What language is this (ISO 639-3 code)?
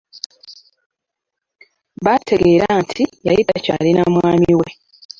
lug